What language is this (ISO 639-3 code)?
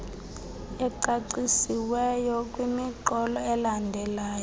xho